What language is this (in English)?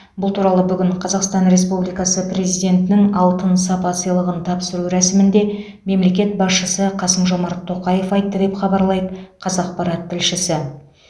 Kazakh